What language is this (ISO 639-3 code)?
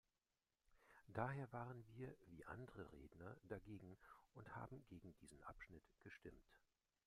deu